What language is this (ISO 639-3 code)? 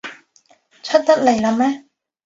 yue